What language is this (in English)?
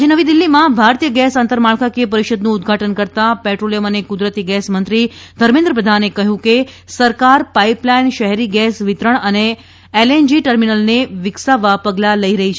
Gujarati